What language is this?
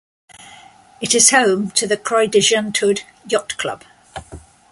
English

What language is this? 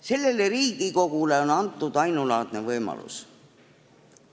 Estonian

